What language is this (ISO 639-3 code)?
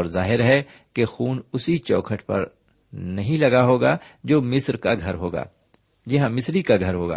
urd